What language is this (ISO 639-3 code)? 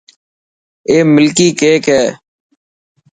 mki